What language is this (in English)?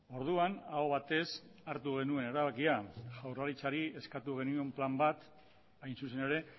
Basque